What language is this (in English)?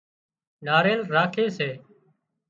Wadiyara Koli